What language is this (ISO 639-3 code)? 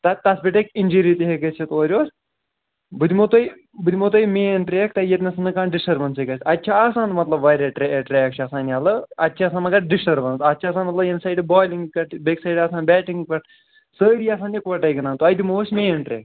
kas